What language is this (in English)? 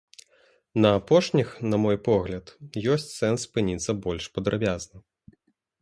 Belarusian